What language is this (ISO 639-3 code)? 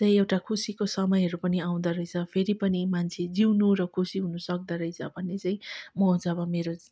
nep